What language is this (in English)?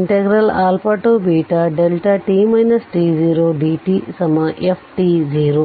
Kannada